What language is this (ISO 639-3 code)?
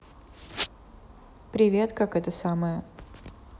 rus